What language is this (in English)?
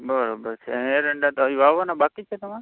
Gujarati